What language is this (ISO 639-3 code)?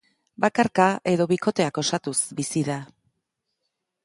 eus